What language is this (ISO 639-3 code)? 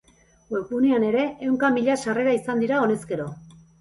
eus